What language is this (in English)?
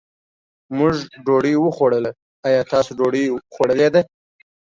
Pashto